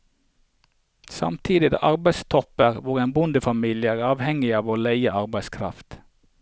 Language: Norwegian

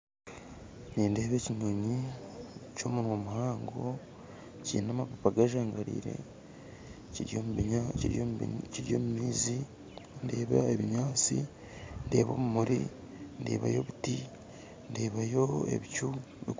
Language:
Nyankole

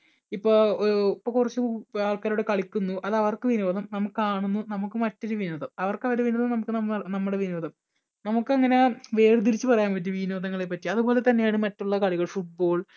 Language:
Malayalam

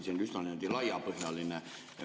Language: Estonian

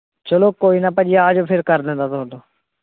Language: Punjabi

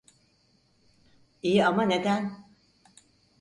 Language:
Turkish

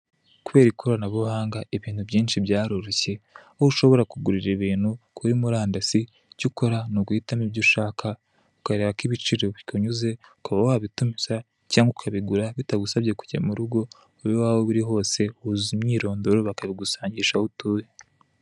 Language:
Kinyarwanda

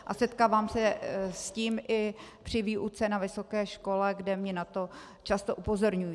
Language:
Czech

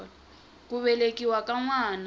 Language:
Tsonga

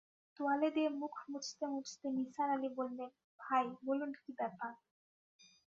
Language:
Bangla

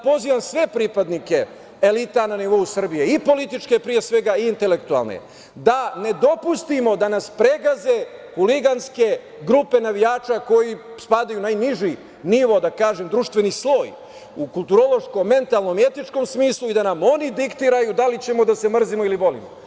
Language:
Serbian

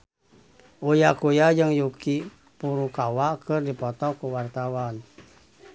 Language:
Sundanese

